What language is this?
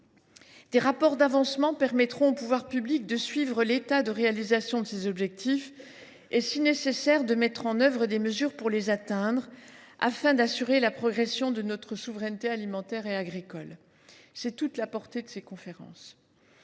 French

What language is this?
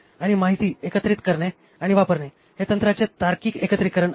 Marathi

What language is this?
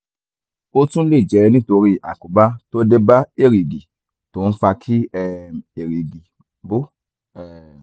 Yoruba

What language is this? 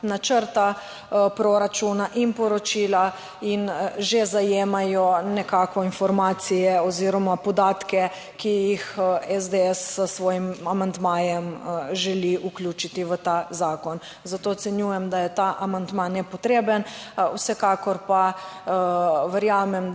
Slovenian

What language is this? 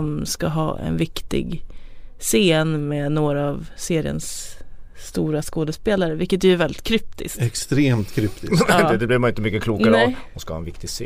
Swedish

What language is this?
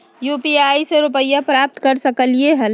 Magahi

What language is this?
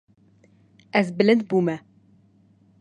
Kurdish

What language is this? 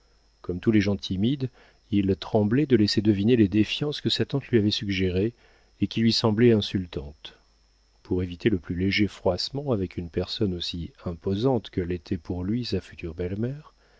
French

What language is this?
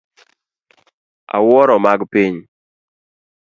Luo (Kenya and Tanzania)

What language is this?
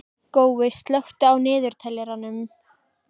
Icelandic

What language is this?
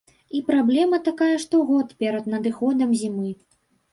Belarusian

